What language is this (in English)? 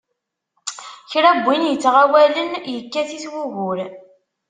Kabyle